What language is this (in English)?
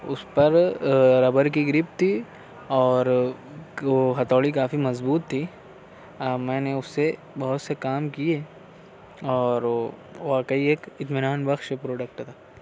Urdu